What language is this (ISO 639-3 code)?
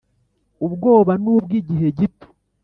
kin